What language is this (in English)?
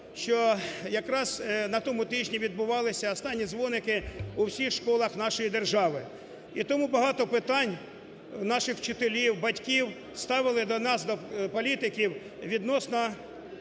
Ukrainian